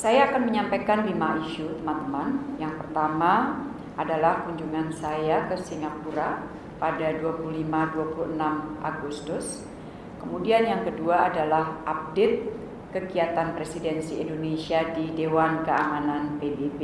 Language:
Indonesian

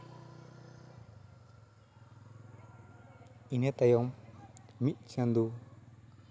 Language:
Santali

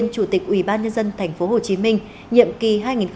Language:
Vietnamese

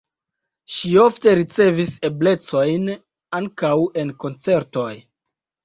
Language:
Esperanto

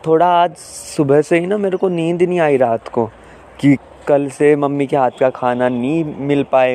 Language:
Hindi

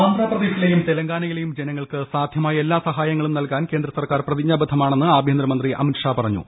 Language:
Malayalam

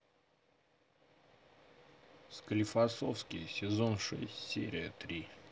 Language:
Russian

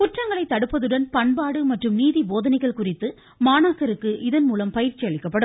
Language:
Tamil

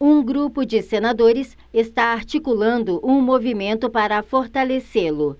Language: Portuguese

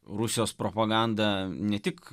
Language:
Lithuanian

